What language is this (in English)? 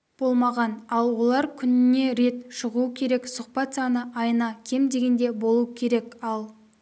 Kazakh